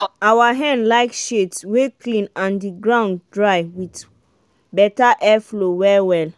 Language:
Nigerian Pidgin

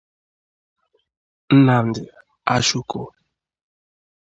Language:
Igbo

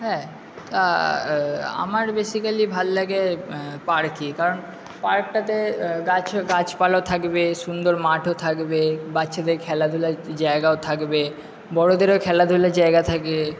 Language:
Bangla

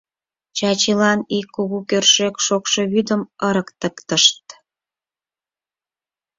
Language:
Mari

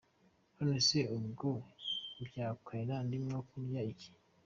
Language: Kinyarwanda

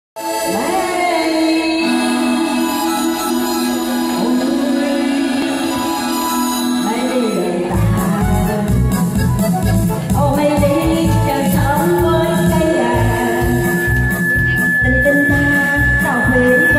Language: Thai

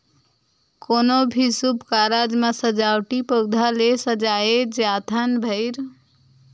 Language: Chhattisgarhi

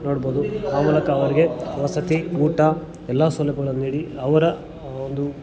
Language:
Kannada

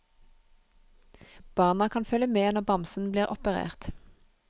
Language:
Norwegian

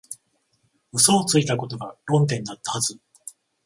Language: Japanese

